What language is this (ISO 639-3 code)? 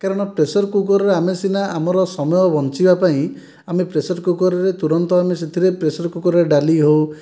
ori